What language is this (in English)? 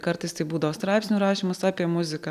Lithuanian